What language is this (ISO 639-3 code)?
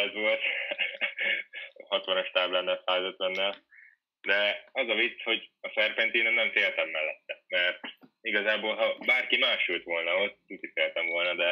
hun